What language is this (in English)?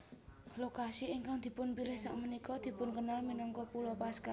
Javanese